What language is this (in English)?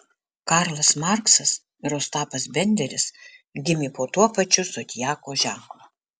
Lithuanian